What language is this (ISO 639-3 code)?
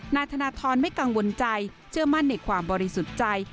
tha